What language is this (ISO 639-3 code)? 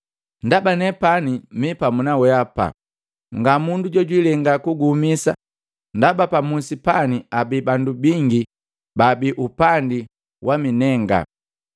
mgv